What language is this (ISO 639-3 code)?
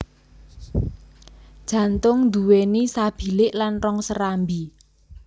jav